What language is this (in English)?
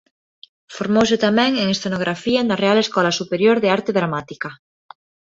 Galician